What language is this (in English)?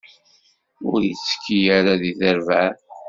Kabyle